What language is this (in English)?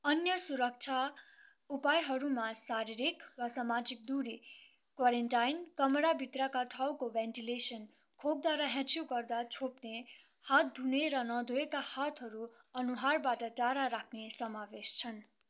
Nepali